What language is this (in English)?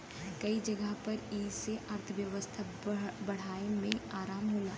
Bhojpuri